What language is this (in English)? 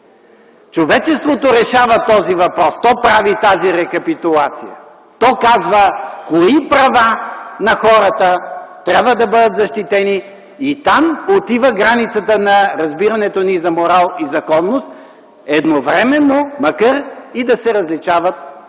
Bulgarian